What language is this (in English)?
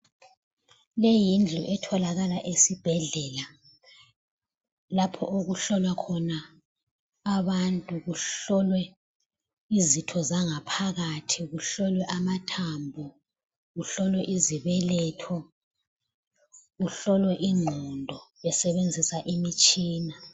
North Ndebele